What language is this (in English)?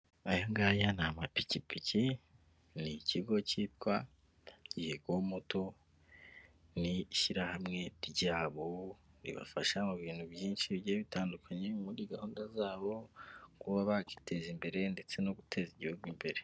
Kinyarwanda